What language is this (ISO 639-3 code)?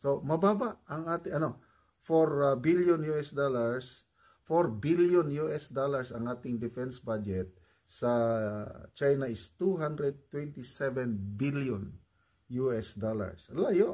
fil